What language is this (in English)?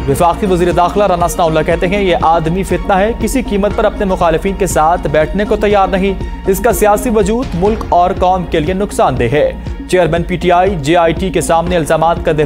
Hindi